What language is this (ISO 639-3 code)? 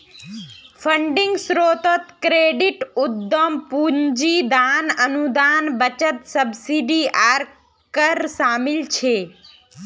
mag